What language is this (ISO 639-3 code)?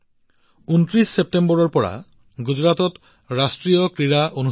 asm